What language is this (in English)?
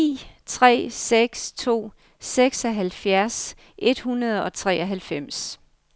Danish